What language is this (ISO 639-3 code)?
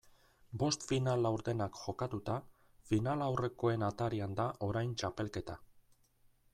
eus